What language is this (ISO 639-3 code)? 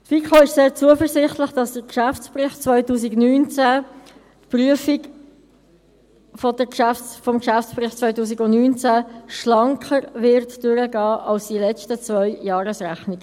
gsw